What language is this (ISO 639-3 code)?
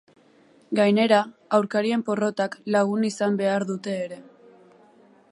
eus